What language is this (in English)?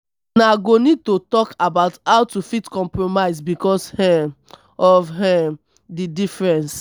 Nigerian Pidgin